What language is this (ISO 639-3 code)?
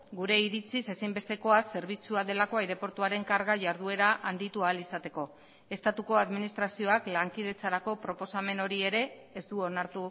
eus